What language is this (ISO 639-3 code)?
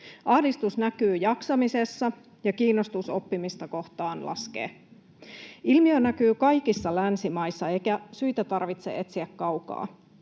fin